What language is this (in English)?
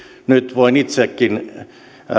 Finnish